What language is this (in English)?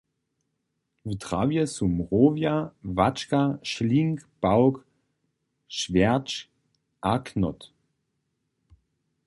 Upper Sorbian